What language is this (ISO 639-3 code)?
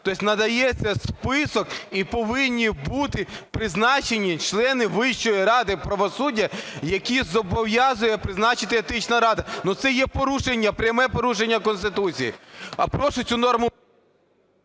ukr